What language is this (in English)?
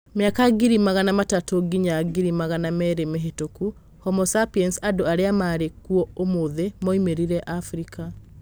Kikuyu